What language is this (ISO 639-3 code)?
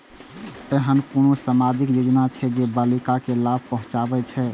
mai